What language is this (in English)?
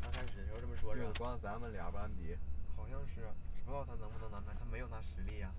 Chinese